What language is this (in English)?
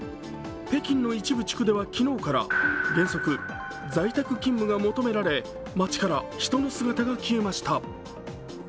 Japanese